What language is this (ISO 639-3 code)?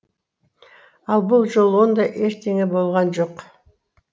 kaz